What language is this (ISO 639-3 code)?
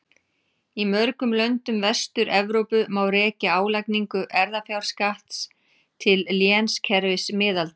isl